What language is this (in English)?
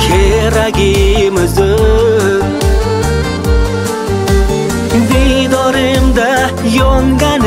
Turkish